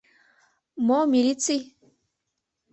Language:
Mari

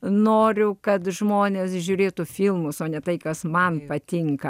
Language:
Lithuanian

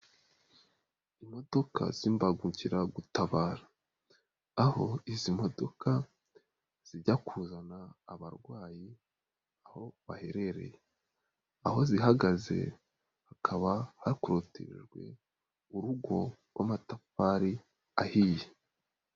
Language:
Kinyarwanda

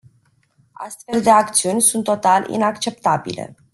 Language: Romanian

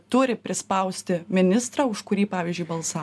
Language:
Lithuanian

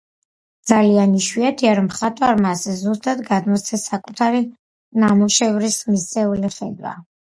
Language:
Georgian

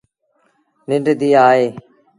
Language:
Sindhi Bhil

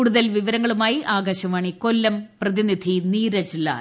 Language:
Malayalam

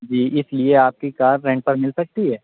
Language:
Urdu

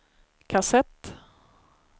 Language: Swedish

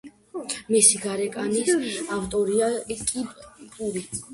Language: Georgian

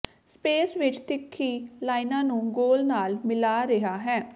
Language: Punjabi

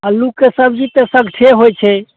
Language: Maithili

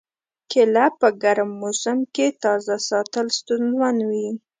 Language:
Pashto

